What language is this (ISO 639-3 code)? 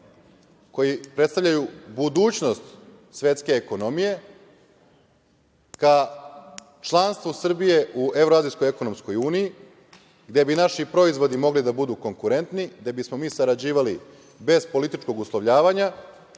srp